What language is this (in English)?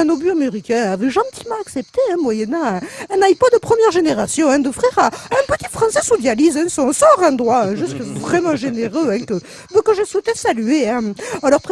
French